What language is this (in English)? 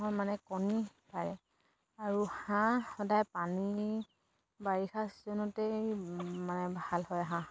Assamese